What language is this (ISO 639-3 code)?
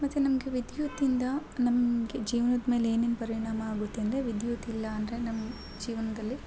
kan